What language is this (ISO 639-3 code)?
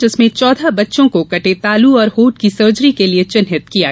hin